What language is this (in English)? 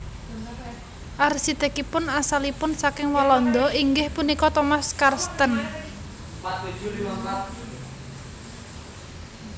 Javanese